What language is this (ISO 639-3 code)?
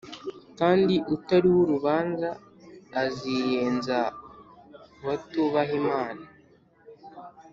kin